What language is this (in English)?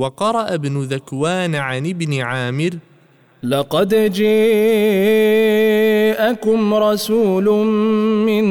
Arabic